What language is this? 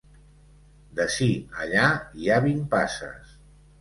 Catalan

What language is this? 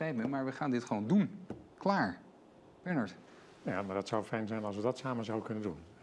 Dutch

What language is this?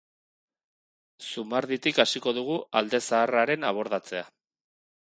Basque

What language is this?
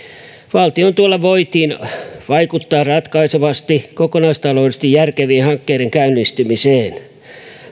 Finnish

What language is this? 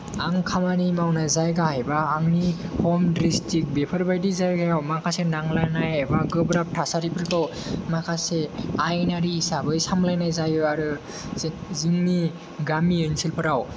Bodo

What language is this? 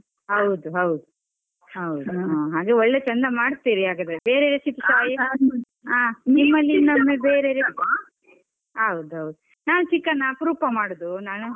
Kannada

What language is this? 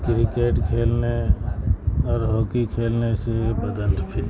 Urdu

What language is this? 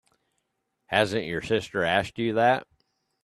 English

